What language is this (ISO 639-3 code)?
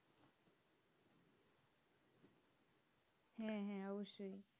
ben